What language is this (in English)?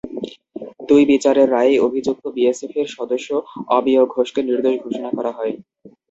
Bangla